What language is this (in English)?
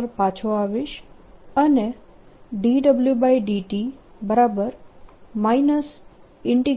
Gujarati